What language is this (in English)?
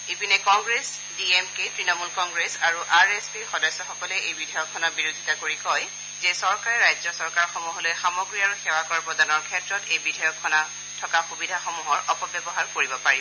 Assamese